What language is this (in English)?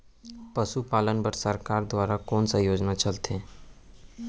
Chhattisgarhi